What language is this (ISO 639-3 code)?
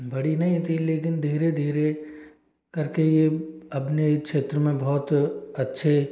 hin